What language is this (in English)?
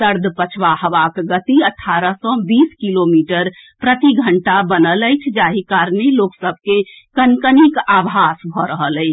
Maithili